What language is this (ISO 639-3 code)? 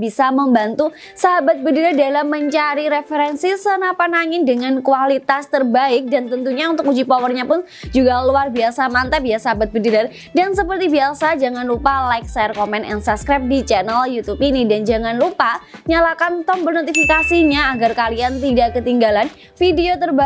ind